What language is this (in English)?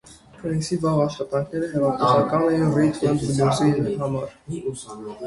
Armenian